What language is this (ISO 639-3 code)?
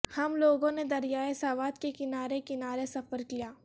urd